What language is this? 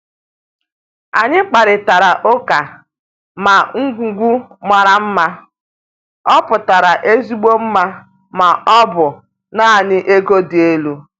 Igbo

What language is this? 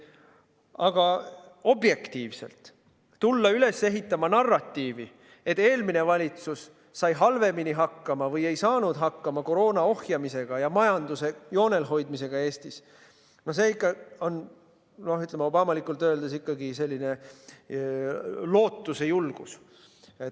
Estonian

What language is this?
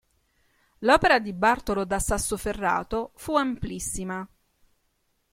Italian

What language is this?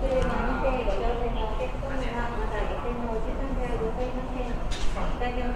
Japanese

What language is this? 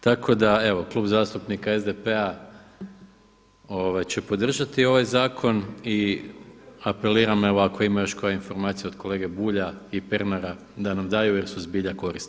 Croatian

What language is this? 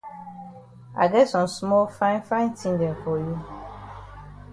Cameroon Pidgin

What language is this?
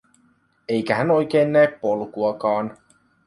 Finnish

